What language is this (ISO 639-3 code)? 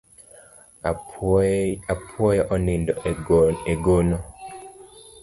luo